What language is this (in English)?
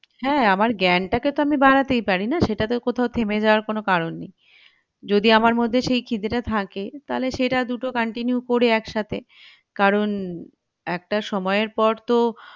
Bangla